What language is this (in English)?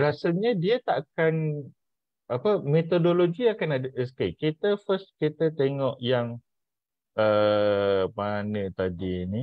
Malay